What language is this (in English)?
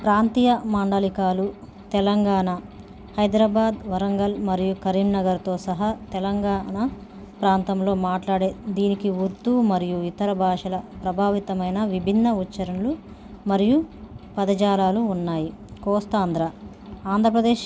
Telugu